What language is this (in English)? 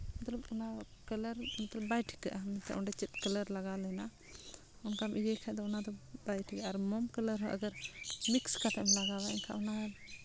Santali